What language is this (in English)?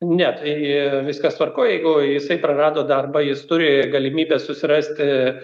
Lithuanian